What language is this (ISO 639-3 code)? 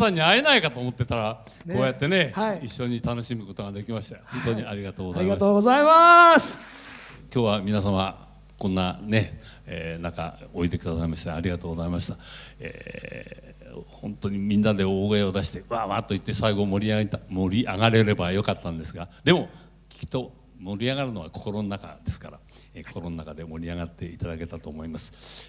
jpn